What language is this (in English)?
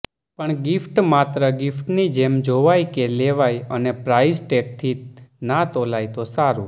Gujarati